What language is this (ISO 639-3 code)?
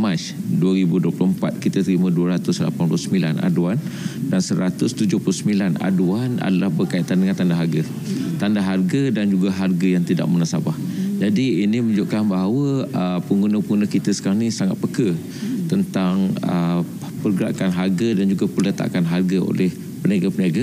msa